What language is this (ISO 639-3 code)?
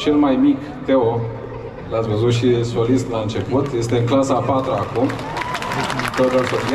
ron